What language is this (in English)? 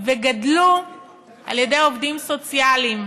Hebrew